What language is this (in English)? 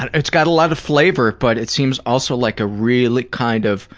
English